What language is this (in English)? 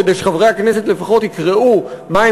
Hebrew